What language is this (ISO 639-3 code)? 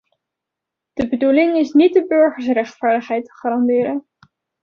nld